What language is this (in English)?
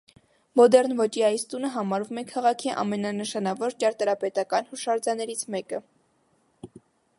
Armenian